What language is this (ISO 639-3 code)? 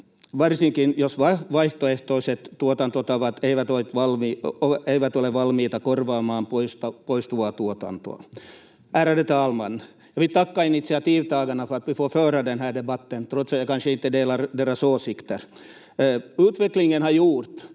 fin